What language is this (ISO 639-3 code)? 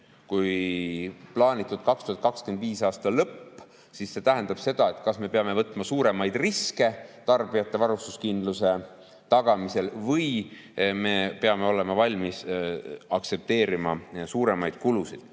est